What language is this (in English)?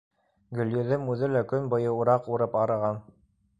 Bashkir